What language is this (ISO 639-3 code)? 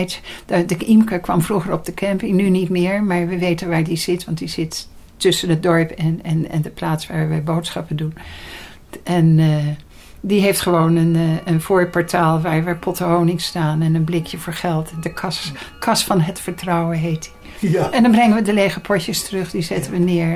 nld